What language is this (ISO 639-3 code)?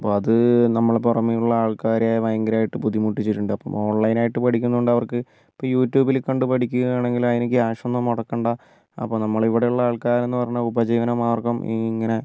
mal